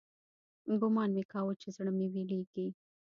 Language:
Pashto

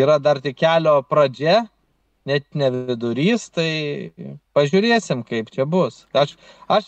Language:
Lithuanian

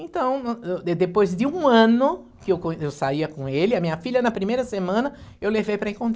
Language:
Portuguese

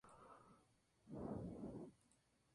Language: Spanish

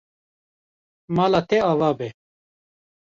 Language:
Kurdish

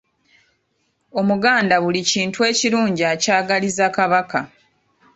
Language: Ganda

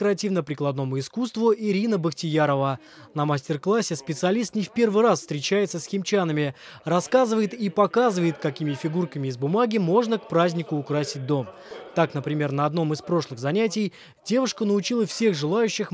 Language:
Russian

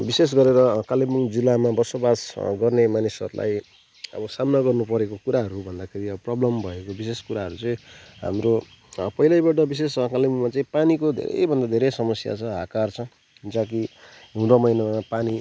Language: Nepali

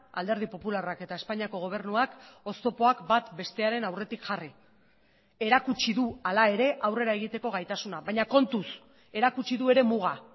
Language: Basque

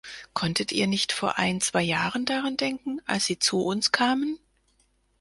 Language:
German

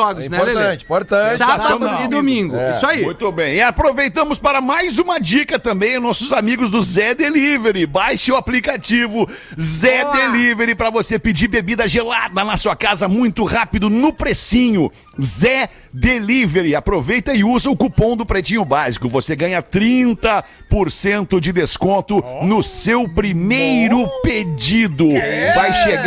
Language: Portuguese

